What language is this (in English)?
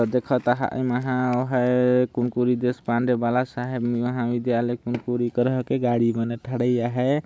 Sadri